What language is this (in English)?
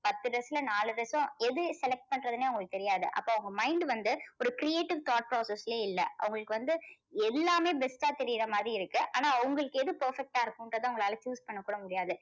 Tamil